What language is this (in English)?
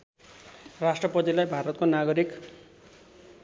Nepali